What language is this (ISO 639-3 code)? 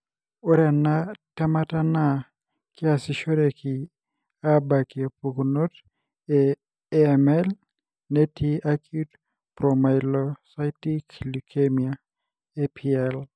mas